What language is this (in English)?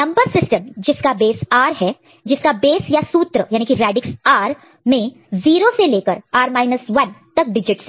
Hindi